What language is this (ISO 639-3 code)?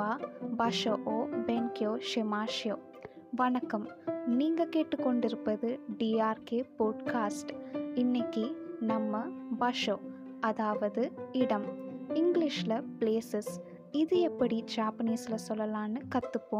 tam